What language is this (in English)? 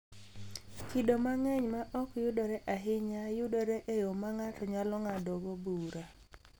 Luo (Kenya and Tanzania)